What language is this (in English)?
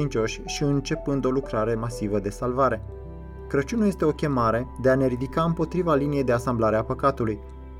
Romanian